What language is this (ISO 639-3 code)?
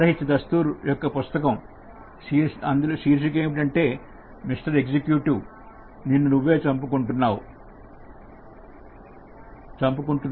tel